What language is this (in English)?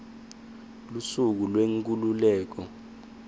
Swati